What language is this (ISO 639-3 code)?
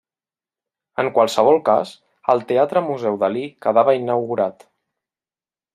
cat